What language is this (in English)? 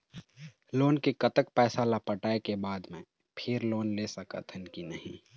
Chhattisgarhi